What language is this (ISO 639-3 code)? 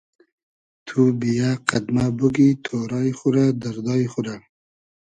haz